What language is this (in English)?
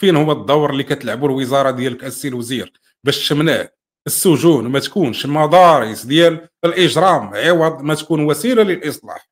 Arabic